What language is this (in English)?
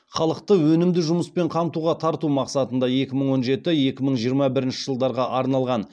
Kazakh